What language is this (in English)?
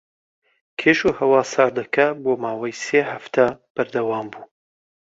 Central Kurdish